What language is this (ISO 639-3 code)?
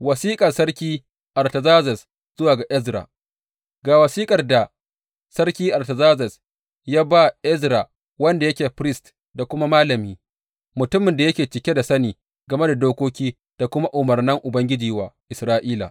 hau